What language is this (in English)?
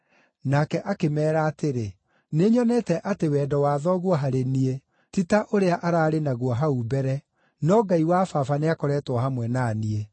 Kikuyu